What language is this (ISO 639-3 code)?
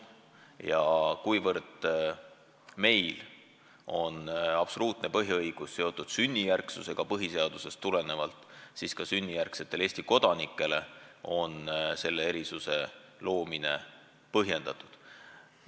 est